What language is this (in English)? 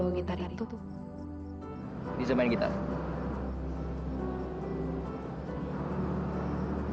Indonesian